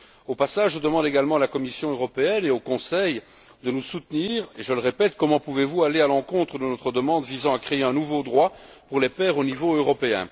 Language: French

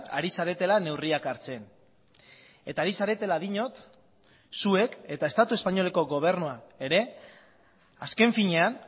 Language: Basque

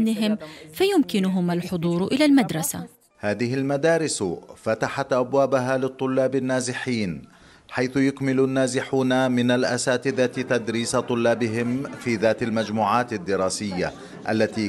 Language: Arabic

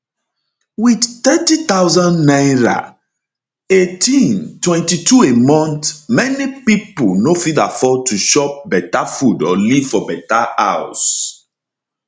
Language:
Nigerian Pidgin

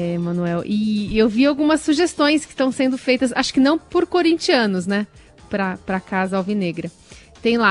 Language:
Portuguese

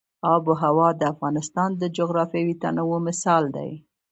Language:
Pashto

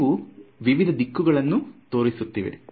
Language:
Kannada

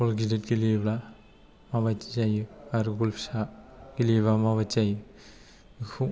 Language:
Bodo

